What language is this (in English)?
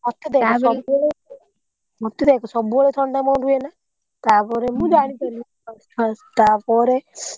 Odia